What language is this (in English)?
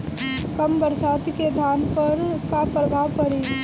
Bhojpuri